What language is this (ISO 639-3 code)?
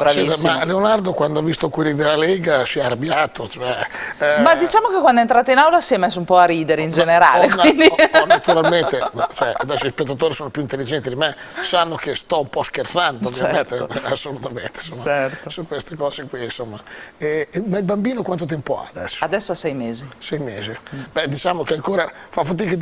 ita